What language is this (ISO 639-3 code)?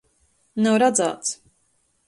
ltg